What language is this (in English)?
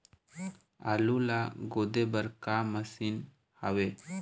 Chhattisgarhi